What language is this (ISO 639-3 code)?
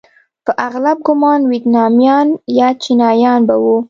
pus